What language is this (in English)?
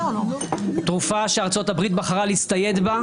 Hebrew